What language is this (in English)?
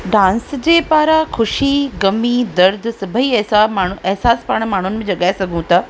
Sindhi